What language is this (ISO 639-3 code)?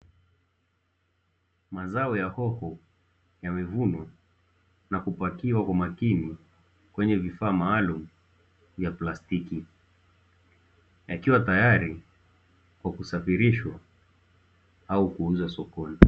swa